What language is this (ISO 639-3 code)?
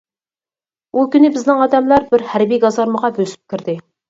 uig